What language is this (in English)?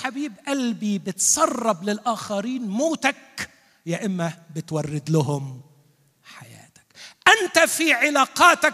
Arabic